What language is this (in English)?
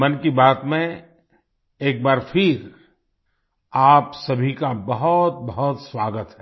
Hindi